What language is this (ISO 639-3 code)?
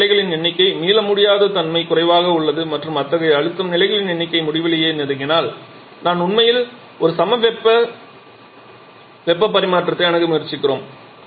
tam